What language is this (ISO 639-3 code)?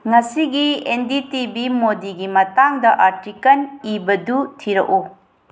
mni